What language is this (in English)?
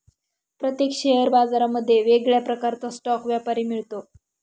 Marathi